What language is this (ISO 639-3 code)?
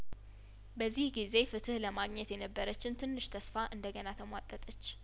amh